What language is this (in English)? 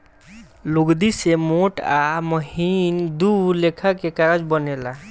Bhojpuri